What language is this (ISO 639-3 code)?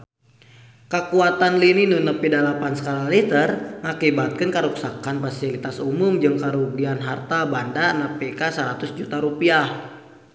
sun